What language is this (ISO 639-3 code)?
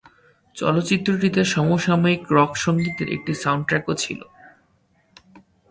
ben